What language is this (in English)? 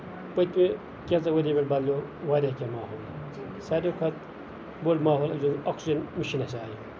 Kashmiri